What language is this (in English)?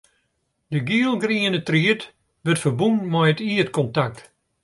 Western Frisian